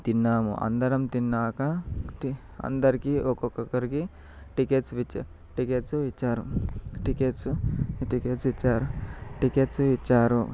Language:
Telugu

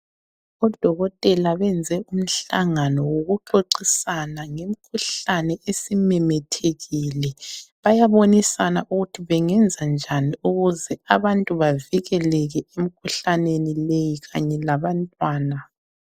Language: North Ndebele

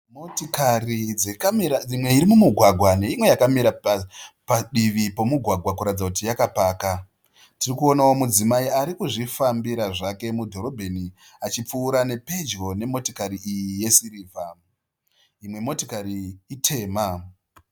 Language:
Shona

